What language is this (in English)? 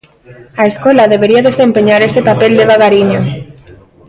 Galician